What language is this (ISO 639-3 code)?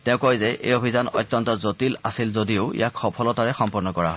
asm